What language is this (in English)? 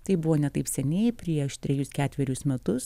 Lithuanian